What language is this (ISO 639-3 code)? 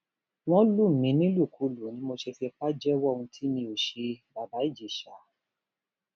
yor